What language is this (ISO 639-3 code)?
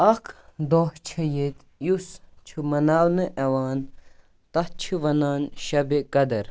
kas